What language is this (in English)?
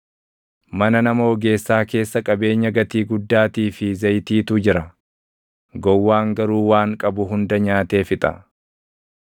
Oromo